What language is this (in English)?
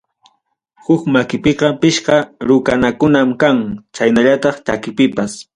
Ayacucho Quechua